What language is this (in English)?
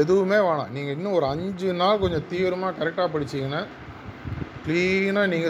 Tamil